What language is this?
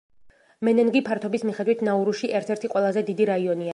Georgian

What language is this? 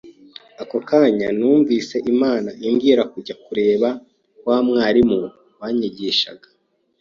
Kinyarwanda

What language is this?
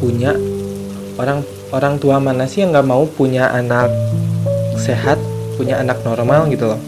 Indonesian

